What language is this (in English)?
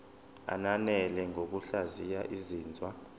Zulu